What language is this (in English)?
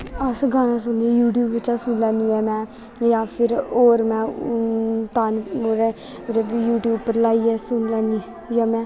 Dogri